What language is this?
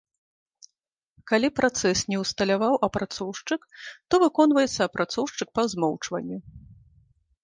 Belarusian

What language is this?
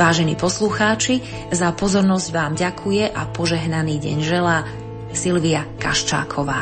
Slovak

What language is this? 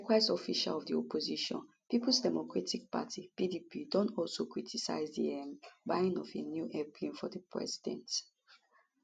Nigerian Pidgin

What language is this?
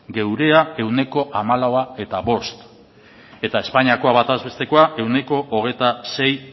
Basque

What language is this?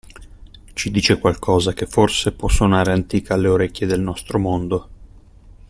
Italian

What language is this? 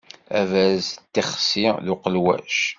Kabyle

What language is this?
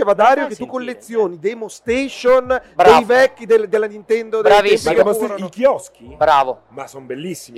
Italian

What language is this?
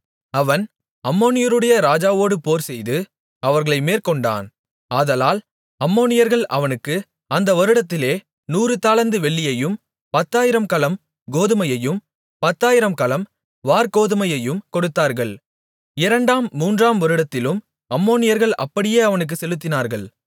Tamil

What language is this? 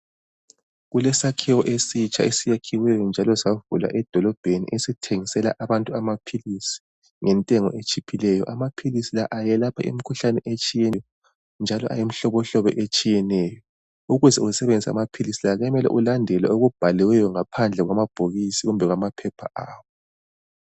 North Ndebele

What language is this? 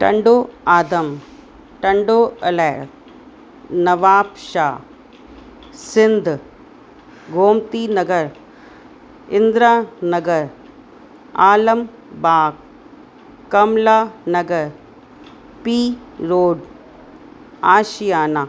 Sindhi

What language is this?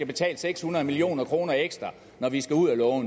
Danish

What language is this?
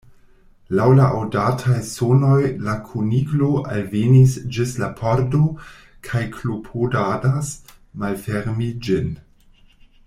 Esperanto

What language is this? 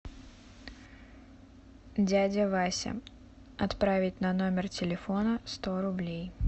Russian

